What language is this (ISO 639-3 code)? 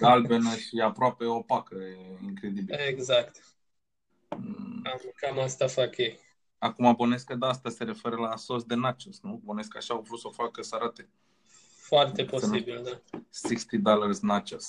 ron